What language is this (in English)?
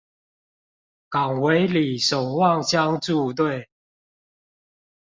Chinese